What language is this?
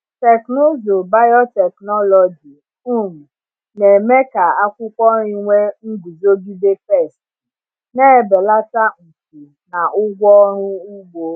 Igbo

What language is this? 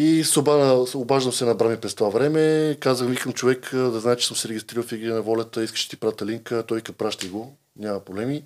Bulgarian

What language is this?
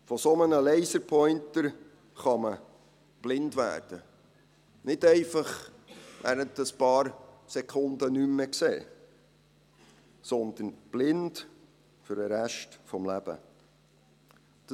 Swiss German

